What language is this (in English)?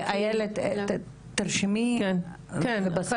Hebrew